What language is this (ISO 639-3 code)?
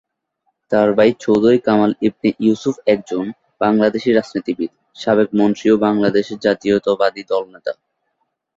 ben